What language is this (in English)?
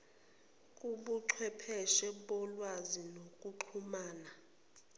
Zulu